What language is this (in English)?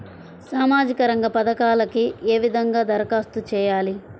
Telugu